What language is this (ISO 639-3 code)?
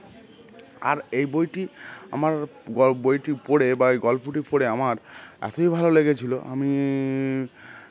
ben